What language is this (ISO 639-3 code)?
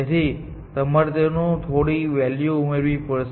guj